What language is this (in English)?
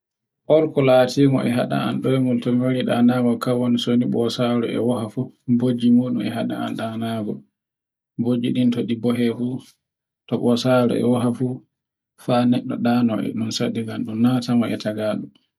Borgu Fulfulde